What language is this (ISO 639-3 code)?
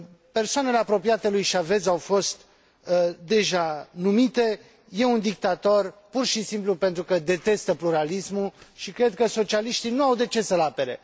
ron